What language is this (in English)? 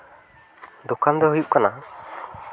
Santali